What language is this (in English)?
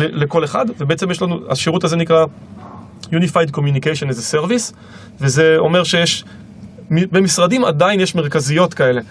Hebrew